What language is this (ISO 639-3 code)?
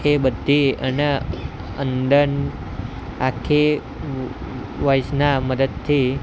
guj